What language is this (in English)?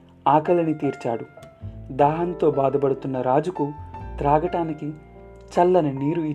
Telugu